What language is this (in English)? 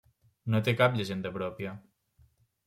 Catalan